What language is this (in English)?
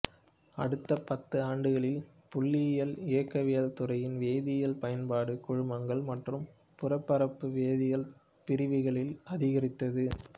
Tamil